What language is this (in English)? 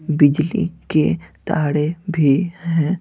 Hindi